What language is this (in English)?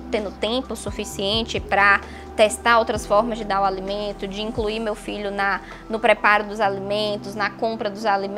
Portuguese